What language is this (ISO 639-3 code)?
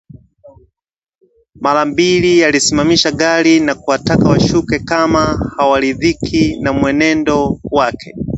swa